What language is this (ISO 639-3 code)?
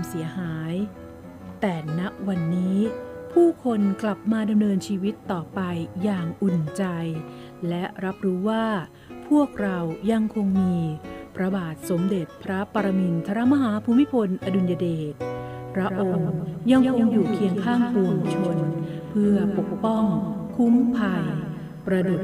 tha